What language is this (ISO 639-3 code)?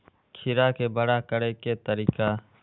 mai